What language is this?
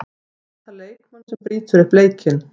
Icelandic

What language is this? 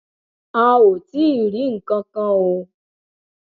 Yoruba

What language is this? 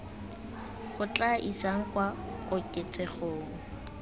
Tswana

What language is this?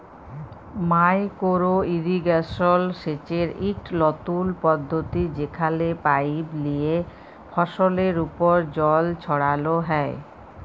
Bangla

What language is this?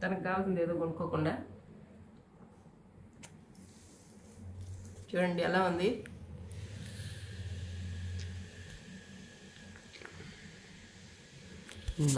Hindi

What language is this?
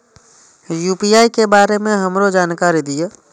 Maithili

